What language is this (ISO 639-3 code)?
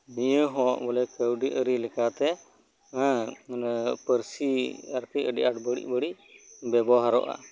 sat